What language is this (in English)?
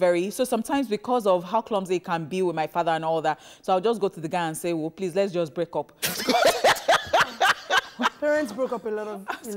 English